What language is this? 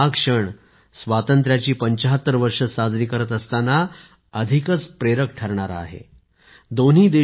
Marathi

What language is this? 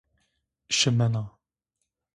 Zaza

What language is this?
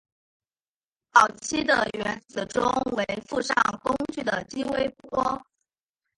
Chinese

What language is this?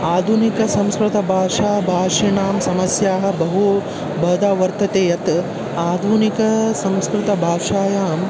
Sanskrit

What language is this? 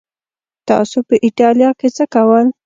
Pashto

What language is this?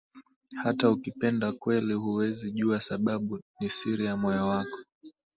Swahili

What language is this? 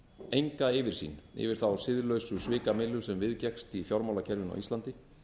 Icelandic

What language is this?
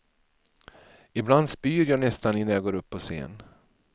Swedish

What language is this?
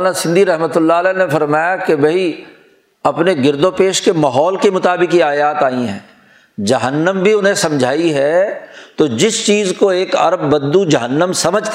Urdu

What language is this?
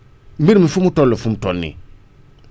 Wolof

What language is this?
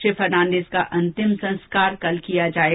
Hindi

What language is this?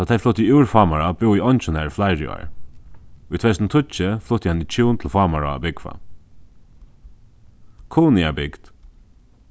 Faroese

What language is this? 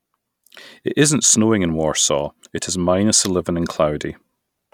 English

